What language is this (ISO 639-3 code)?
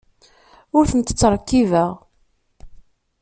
kab